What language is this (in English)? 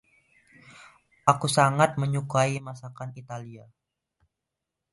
Indonesian